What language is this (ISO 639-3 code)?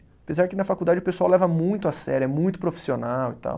por